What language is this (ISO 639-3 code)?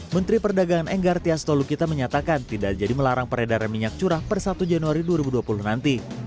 ind